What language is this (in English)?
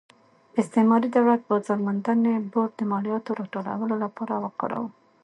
Pashto